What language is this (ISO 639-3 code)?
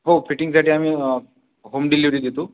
mar